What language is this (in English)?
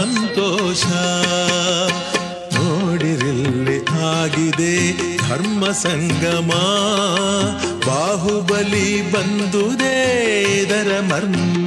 Arabic